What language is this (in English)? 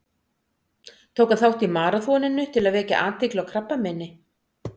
Icelandic